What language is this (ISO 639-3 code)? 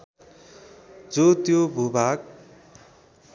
nep